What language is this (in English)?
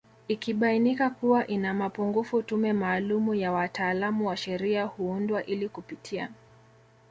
Swahili